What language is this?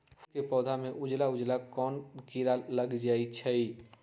Magahi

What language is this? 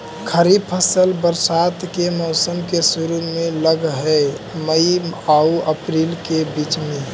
Magahi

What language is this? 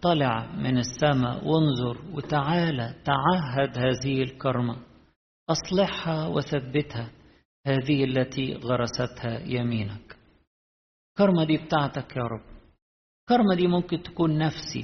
Arabic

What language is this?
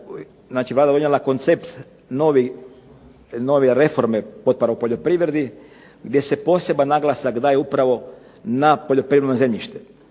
Croatian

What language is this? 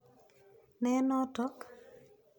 Kalenjin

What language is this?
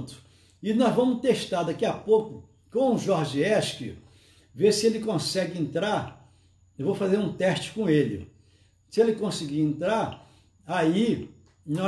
Portuguese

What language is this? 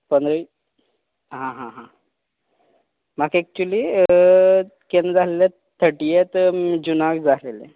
Konkani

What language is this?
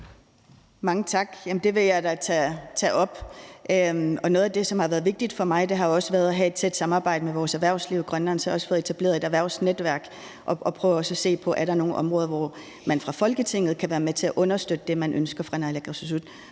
Danish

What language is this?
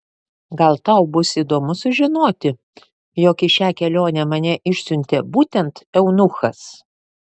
Lithuanian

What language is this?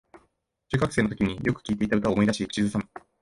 Japanese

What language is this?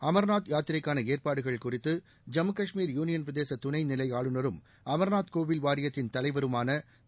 Tamil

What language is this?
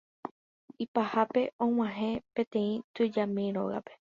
Guarani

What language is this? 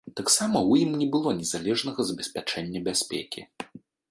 Belarusian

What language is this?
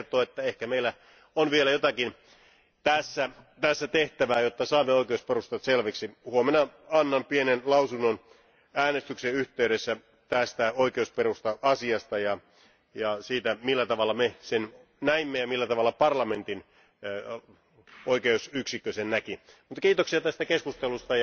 Finnish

